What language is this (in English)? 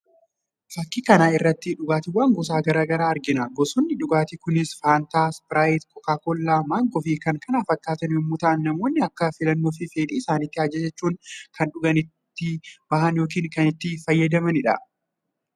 Oromo